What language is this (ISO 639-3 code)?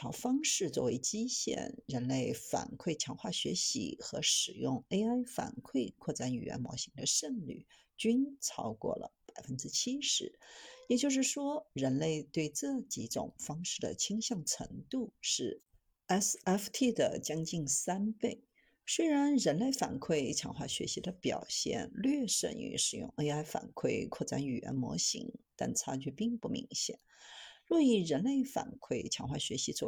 zho